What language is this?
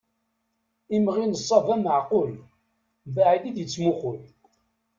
Kabyle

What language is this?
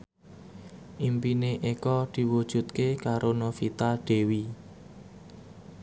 Javanese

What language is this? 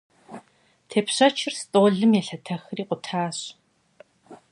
Kabardian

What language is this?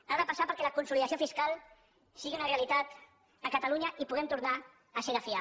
Catalan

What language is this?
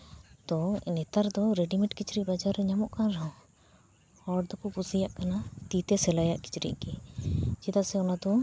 Santali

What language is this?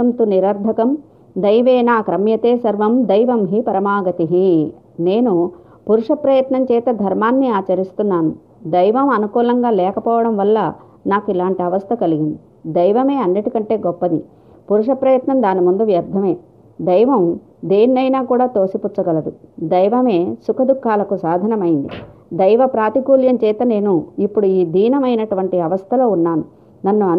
Telugu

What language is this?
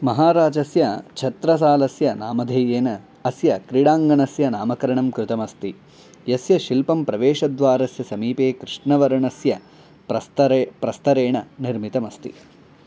Sanskrit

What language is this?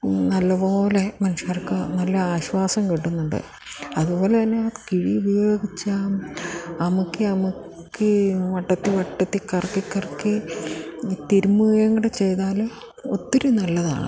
Malayalam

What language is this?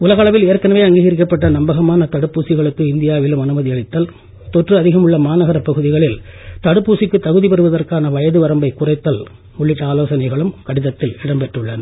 Tamil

